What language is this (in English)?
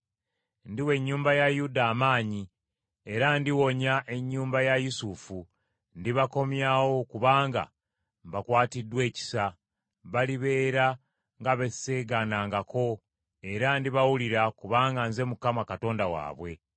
Ganda